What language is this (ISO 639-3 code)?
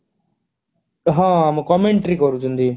ori